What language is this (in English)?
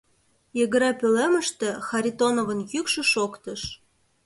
Mari